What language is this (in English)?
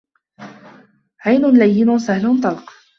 Arabic